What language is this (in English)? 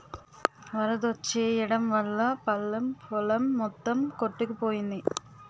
Telugu